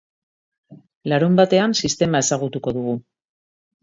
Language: Basque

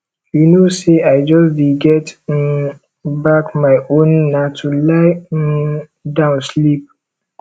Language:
Nigerian Pidgin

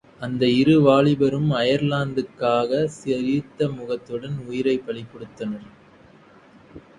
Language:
Tamil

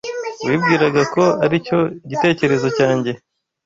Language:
Kinyarwanda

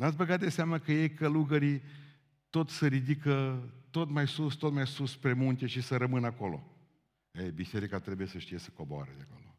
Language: Romanian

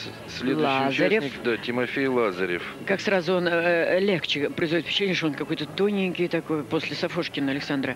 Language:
Russian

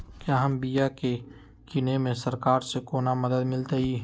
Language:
Magahi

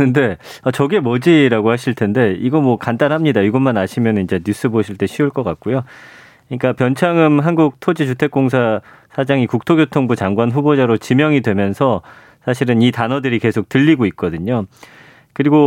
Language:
Korean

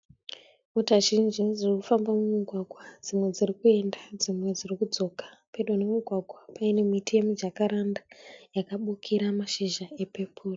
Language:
Shona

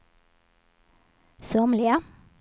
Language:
Swedish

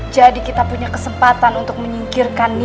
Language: Indonesian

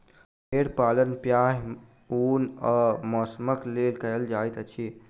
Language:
Maithili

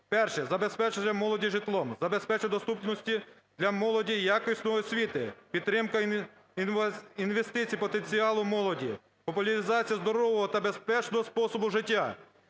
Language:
Ukrainian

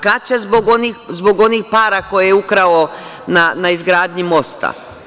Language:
Serbian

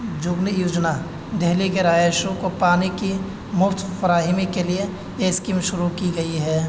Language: Urdu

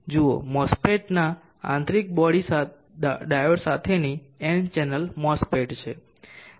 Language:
Gujarati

